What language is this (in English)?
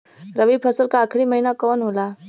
Bhojpuri